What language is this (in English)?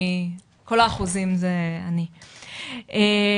Hebrew